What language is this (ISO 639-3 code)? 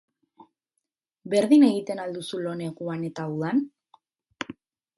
eus